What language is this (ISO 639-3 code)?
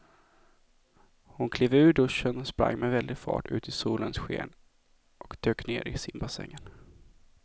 swe